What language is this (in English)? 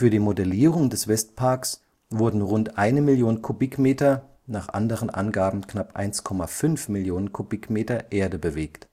German